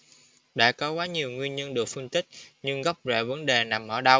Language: Vietnamese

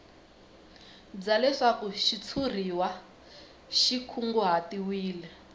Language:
Tsonga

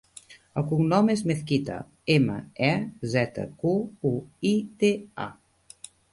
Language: Catalan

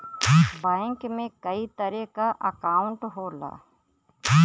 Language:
Bhojpuri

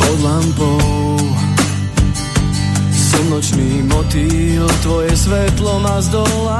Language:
Slovak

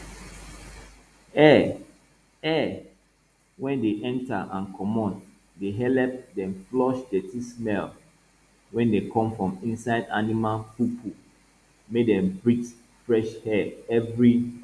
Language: Nigerian Pidgin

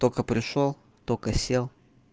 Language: Russian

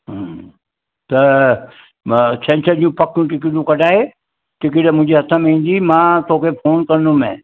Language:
Sindhi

